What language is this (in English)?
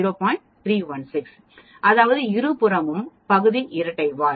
Tamil